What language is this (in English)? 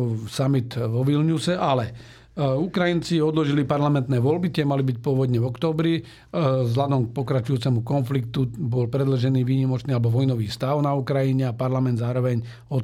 Slovak